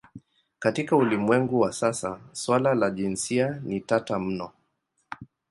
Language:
Swahili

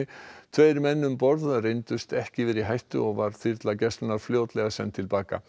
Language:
Icelandic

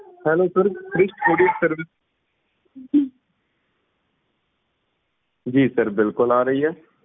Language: Punjabi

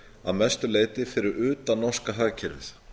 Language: Icelandic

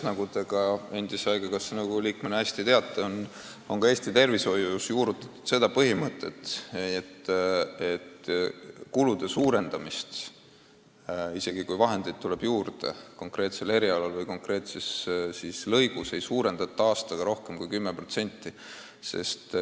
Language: Estonian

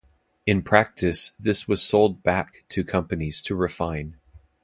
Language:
English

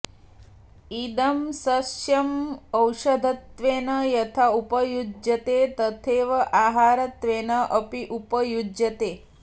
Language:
Sanskrit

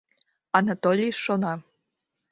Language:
Mari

